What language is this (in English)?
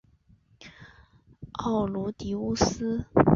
Chinese